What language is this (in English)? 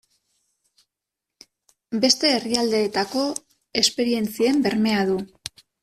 Basque